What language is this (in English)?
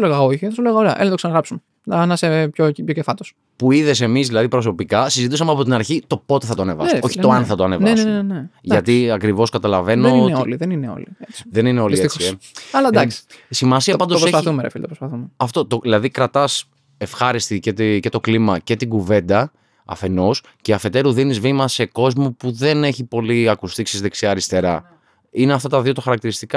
Greek